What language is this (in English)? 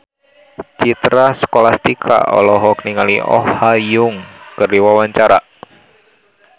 Sundanese